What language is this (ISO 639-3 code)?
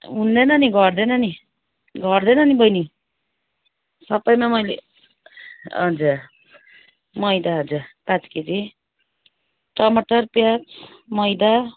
nep